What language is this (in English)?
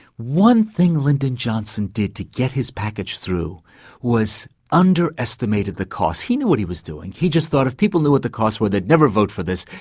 English